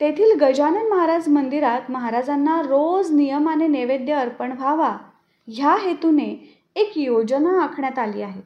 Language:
Marathi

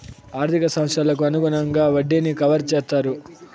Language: Telugu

